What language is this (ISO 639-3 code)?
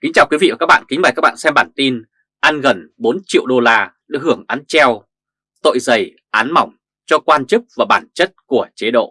vie